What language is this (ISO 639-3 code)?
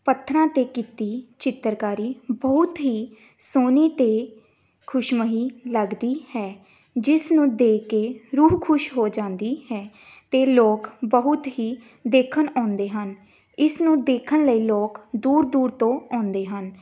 pan